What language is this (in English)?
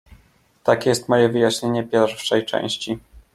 Polish